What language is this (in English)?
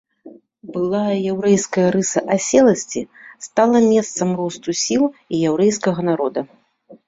Belarusian